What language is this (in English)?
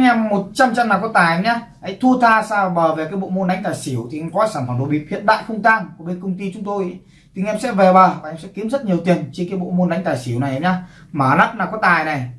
Vietnamese